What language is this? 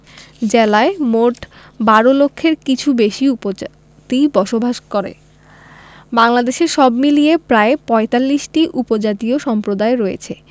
Bangla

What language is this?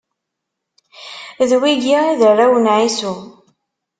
Kabyle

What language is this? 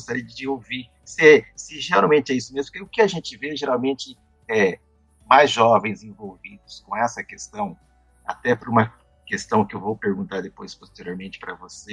Portuguese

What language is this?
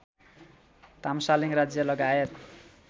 Nepali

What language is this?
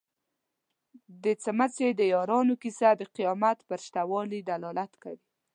Pashto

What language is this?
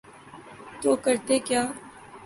Urdu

